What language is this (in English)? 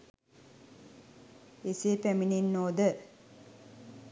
Sinhala